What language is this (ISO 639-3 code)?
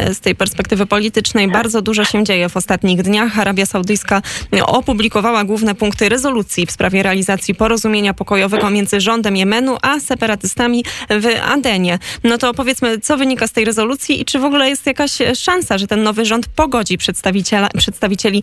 pol